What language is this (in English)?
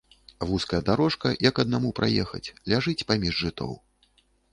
Belarusian